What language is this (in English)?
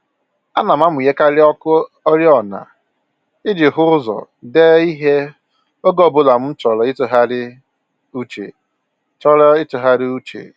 Igbo